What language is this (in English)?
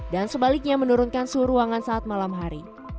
Indonesian